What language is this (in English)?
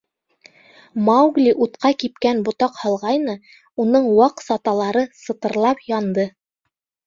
Bashkir